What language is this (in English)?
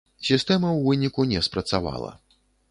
Belarusian